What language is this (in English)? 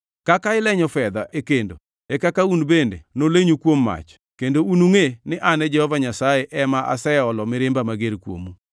Luo (Kenya and Tanzania)